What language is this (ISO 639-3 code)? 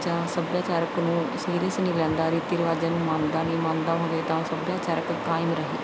pan